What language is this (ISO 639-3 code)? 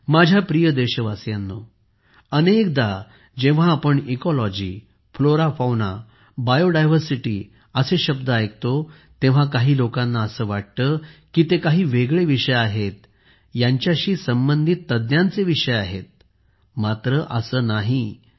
mar